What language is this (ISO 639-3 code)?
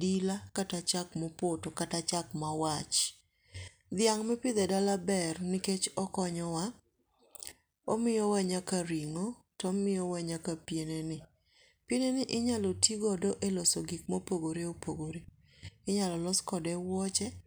luo